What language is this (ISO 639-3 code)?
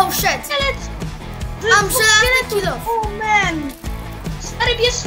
pol